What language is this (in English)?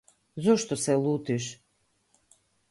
Macedonian